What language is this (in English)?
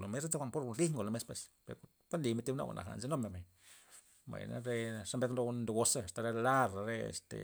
Loxicha Zapotec